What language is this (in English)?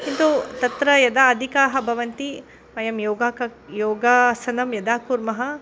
Sanskrit